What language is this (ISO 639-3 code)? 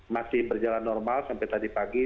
ind